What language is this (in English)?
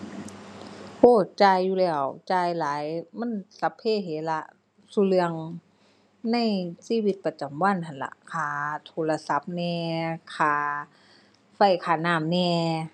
Thai